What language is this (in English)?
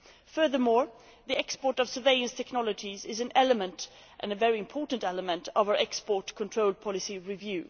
English